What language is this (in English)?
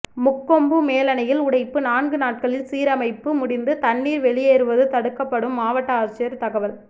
Tamil